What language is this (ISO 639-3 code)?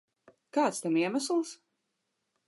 lav